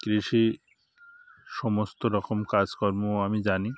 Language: Bangla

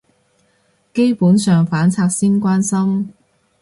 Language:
Cantonese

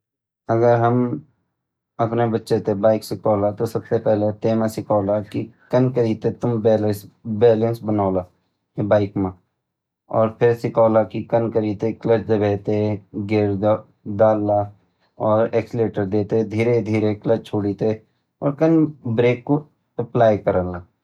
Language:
Garhwali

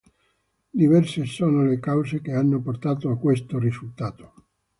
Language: Italian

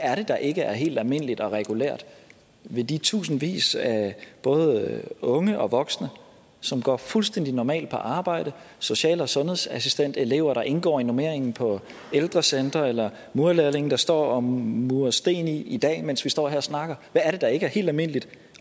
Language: Danish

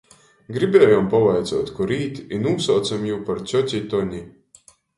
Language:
Latgalian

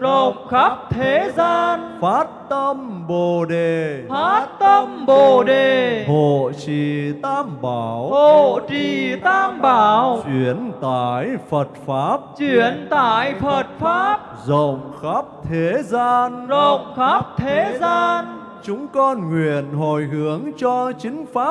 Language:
Vietnamese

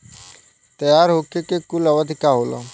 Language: Bhojpuri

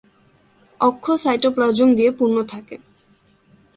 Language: Bangla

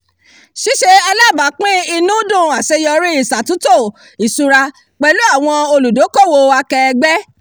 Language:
Yoruba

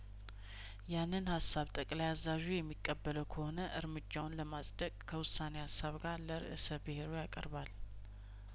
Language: Amharic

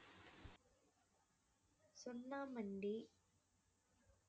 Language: Tamil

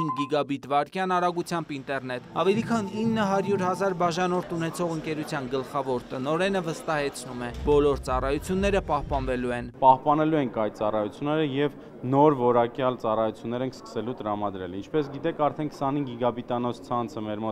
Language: Turkish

